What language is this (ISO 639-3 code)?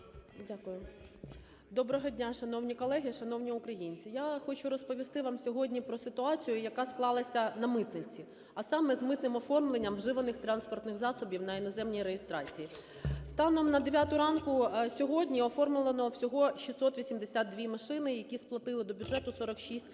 ukr